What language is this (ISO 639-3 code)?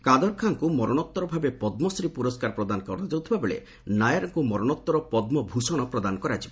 ori